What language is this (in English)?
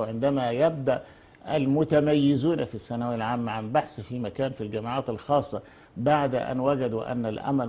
Arabic